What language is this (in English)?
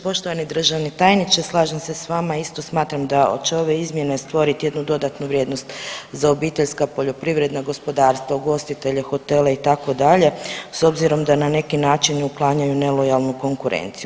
Croatian